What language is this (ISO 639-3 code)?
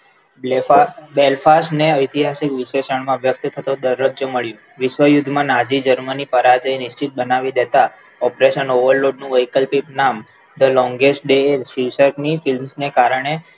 guj